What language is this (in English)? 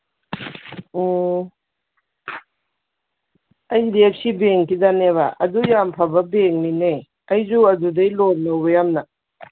Manipuri